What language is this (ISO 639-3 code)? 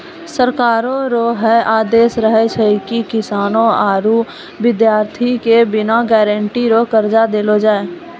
mai